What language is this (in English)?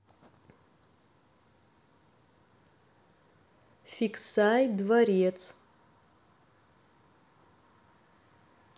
Russian